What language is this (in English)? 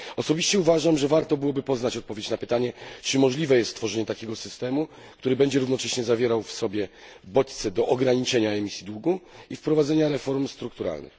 Polish